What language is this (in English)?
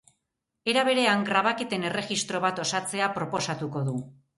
Basque